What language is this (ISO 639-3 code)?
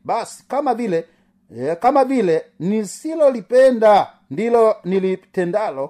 swa